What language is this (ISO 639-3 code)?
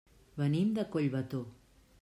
cat